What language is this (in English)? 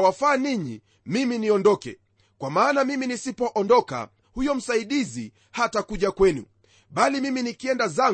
Swahili